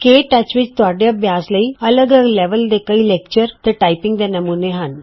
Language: Punjabi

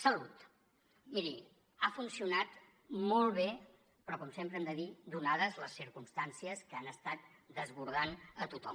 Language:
Catalan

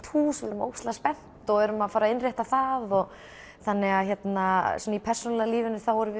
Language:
Icelandic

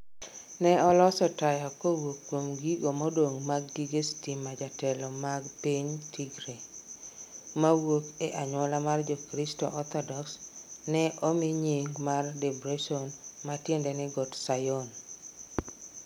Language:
Luo (Kenya and Tanzania)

